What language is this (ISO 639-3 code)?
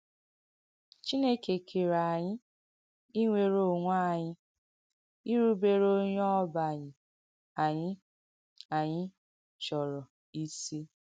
ibo